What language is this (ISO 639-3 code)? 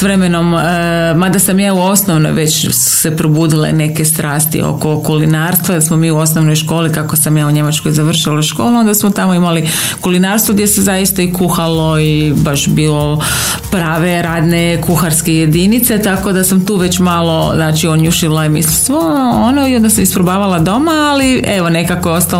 hrv